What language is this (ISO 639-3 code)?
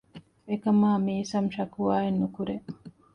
div